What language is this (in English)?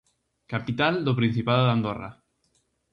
Galician